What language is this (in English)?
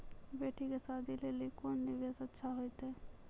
Maithili